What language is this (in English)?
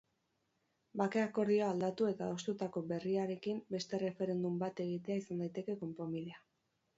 Basque